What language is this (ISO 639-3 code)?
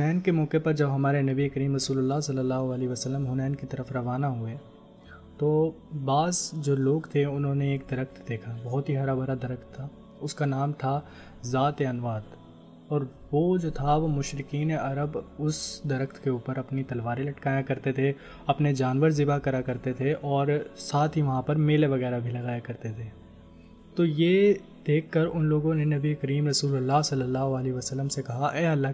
urd